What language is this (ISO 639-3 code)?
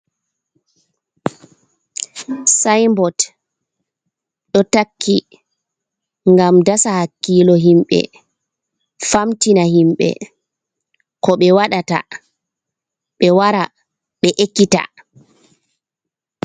ful